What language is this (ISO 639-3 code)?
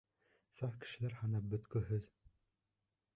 bak